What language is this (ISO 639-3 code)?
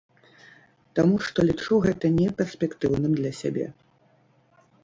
bel